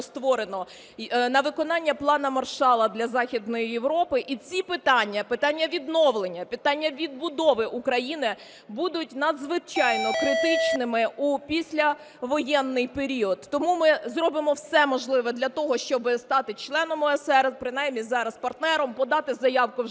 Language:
Ukrainian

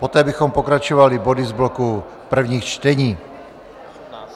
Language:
Czech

